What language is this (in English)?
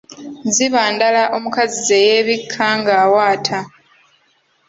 Ganda